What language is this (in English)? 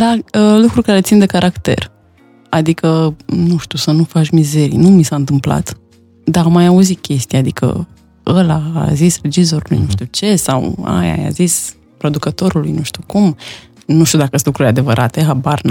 Romanian